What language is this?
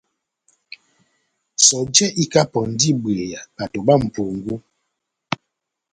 Batanga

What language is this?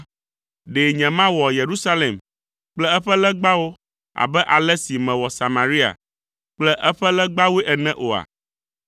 Ewe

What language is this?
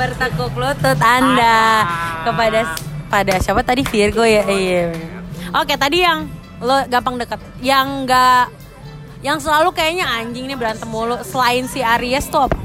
Indonesian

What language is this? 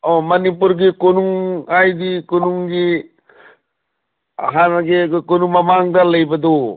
Manipuri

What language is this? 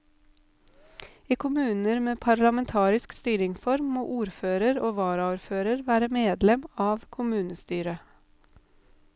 Norwegian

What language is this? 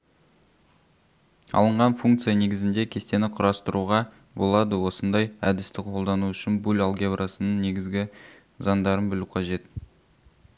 Kazakh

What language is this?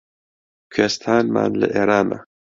Central Kurdish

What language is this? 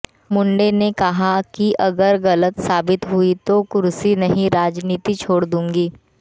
Hindi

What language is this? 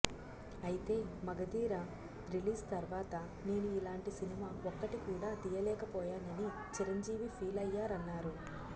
Telugu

